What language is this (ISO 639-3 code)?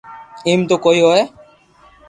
lrk